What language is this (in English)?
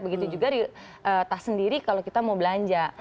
Indonesian